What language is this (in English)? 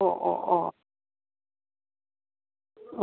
Malayalam